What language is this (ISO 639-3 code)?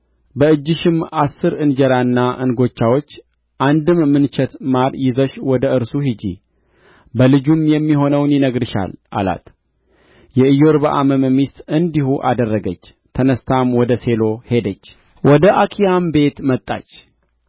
amh